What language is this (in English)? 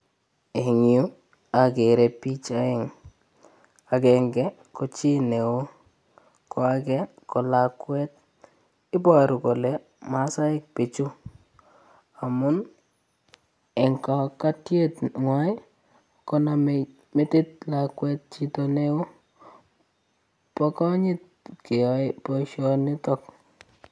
Kalenjin